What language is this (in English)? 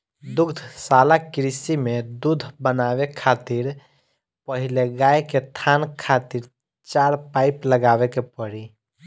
Bhojpuri